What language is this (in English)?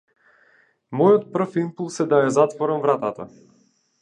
Macedonian